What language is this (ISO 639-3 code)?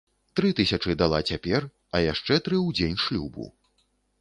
bel